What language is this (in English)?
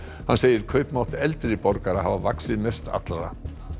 Icelandic